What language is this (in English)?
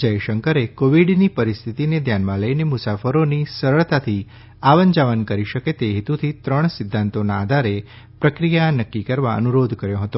Gujarati